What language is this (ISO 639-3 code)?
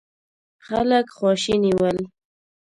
pus